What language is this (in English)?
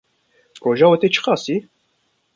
Kurdish